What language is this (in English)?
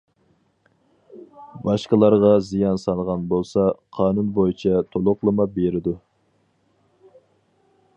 Uyghur